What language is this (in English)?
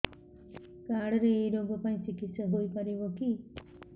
Odia